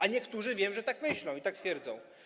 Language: Polish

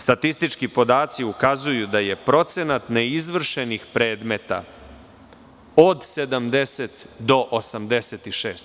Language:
Serbian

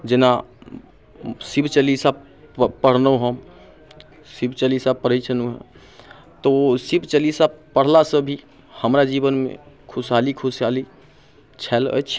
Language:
Maithili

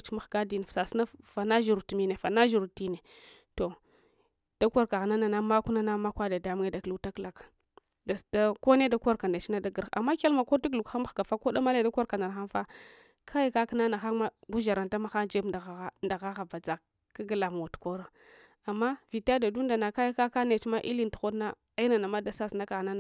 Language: Hwana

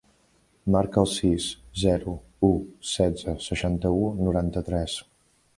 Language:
Catalan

